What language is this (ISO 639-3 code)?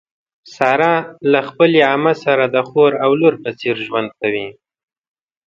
pus